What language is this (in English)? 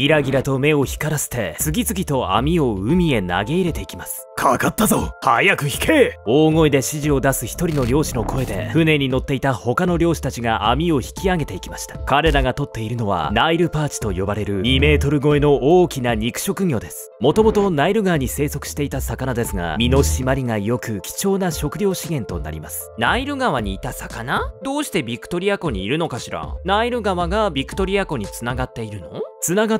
Japanese